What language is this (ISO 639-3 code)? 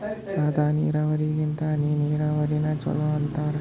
kan